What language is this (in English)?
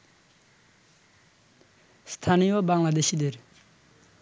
Bangla